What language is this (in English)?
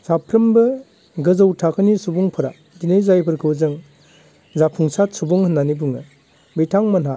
Bodo